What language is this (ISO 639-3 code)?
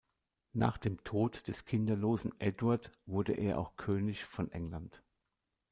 deu